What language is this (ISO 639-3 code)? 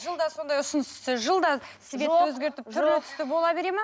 kaz